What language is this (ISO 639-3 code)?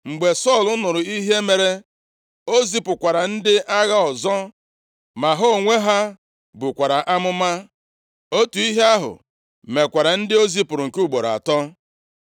ibo